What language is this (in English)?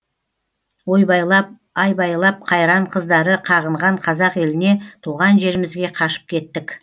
Kazakh